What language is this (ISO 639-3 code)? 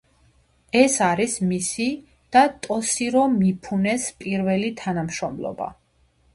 kat